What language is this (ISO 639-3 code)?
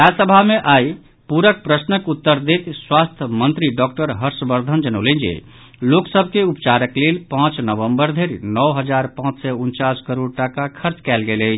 mai